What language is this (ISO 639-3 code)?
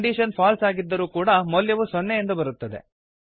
kan